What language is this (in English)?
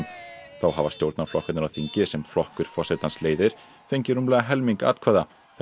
Icelandic